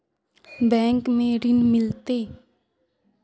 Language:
Magahi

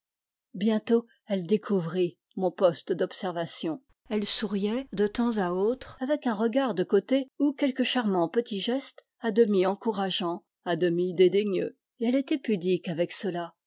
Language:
French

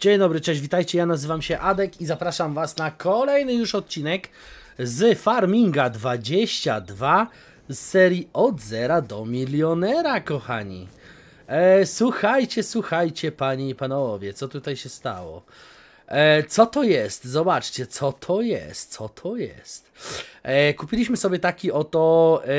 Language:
Polish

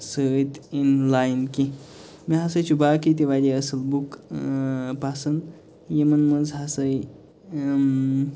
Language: Kashmiri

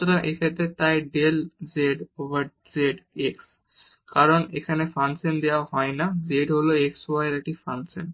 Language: Bangla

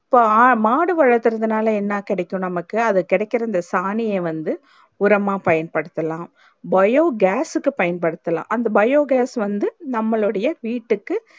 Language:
Tamil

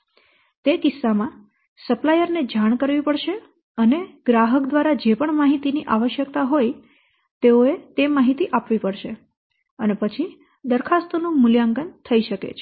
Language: Gujarati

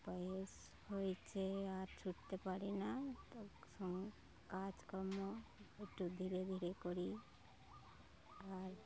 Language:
Bangla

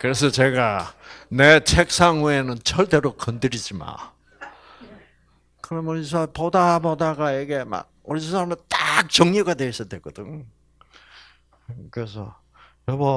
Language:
Korean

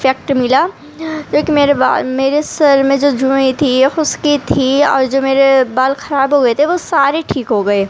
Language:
Urdu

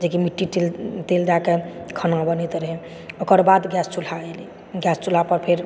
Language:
Maithili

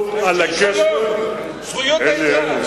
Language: Hebrew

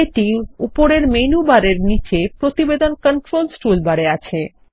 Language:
Bangla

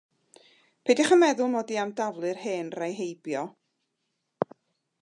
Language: Welsh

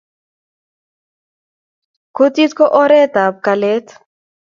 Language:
Kalenjin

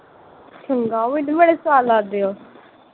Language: Punjabi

